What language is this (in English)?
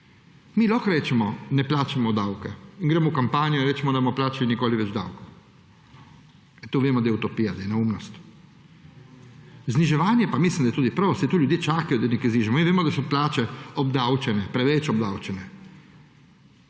Slovenian